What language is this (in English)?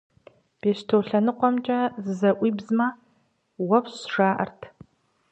Kabardian